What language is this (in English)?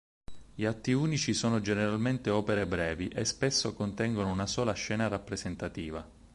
Italian